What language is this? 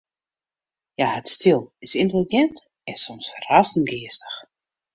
Western Frisian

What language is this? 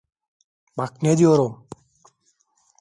Turkish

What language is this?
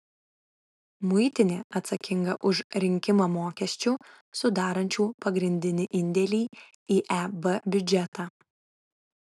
Lithuanian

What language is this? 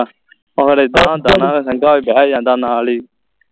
Punjabi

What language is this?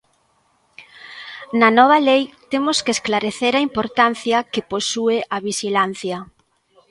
Galician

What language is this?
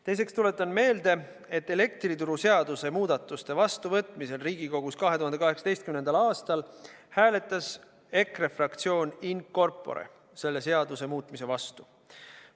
Estonian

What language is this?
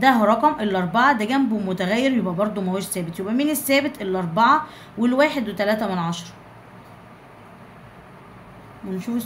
Arabic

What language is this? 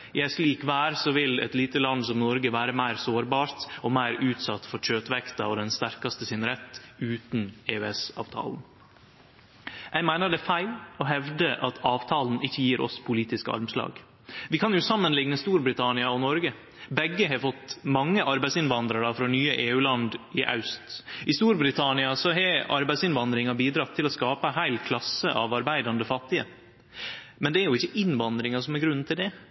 Norwegian Nynorsk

